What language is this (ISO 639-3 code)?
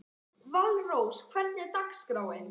isl